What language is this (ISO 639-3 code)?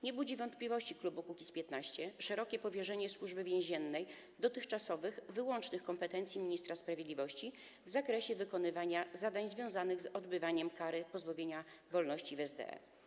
pol